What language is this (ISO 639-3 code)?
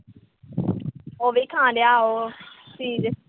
pan